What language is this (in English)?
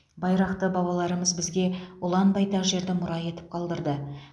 Kazakh